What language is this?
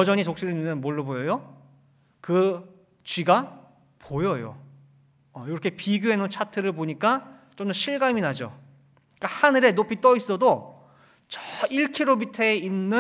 Korean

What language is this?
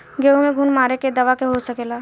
Bhojpuri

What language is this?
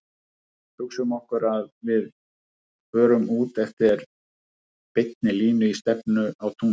Icelandic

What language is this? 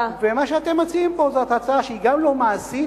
Hebrew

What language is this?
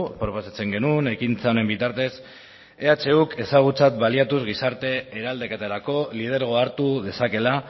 Basque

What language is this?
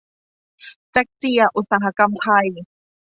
Thai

